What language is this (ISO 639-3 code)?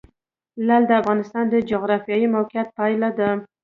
pus